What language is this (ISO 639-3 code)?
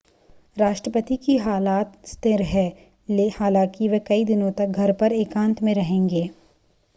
hin